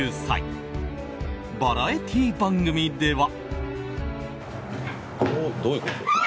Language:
Japanese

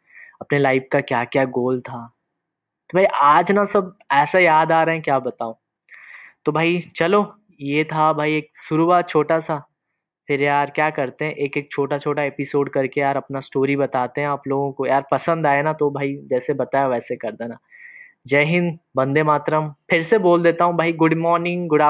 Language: Hindi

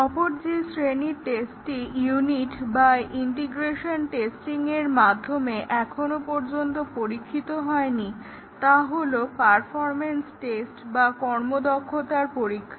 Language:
Bangla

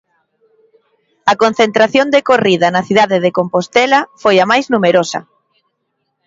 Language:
Galician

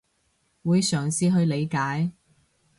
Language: Cantonese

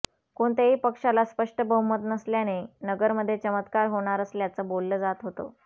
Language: Marathi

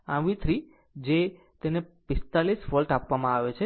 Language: Gujarati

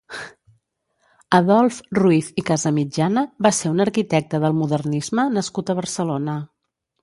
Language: Catalan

